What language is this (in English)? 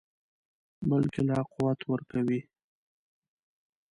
Pashto